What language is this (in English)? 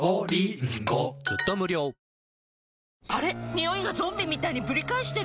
Japanese